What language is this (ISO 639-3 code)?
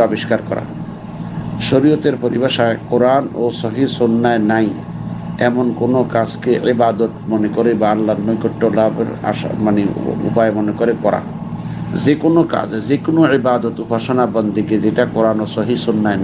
ind